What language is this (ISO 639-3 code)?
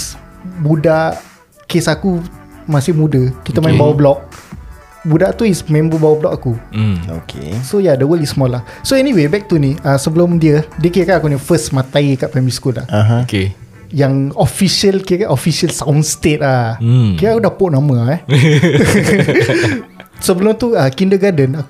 msa